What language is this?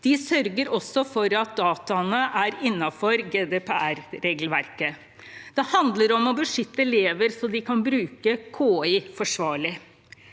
Norwegian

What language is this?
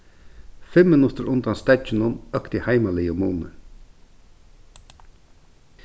Faroese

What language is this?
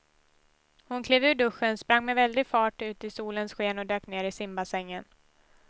Swedish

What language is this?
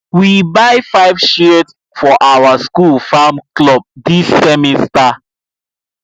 Nigerian Pidgin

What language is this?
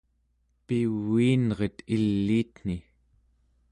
Central Yupik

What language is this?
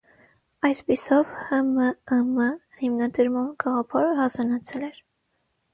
Armenian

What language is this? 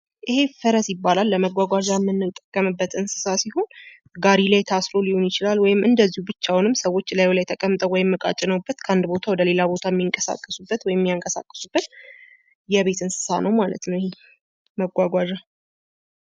Amharic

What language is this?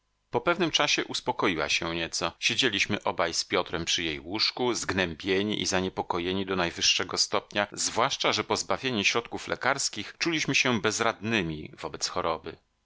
Polish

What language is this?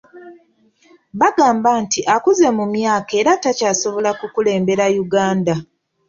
Ganda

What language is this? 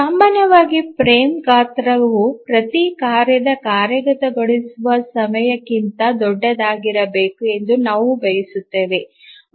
Kannada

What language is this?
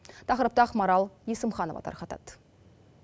Kazakh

